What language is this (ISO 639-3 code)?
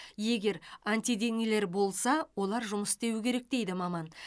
kaz